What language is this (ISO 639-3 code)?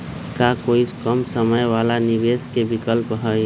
mag